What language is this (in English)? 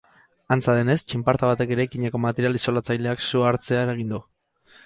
Basque